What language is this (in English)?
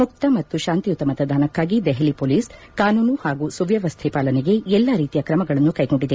Kannada